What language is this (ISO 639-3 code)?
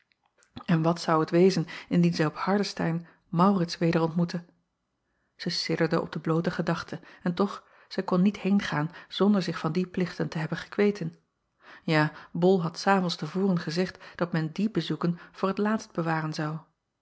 nld